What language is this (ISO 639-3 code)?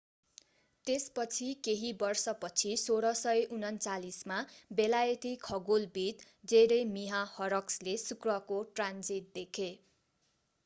nep